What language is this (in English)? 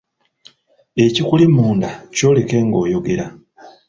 Ganda